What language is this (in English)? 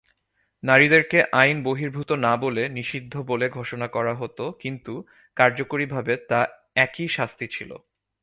Bangla